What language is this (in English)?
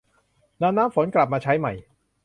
Thai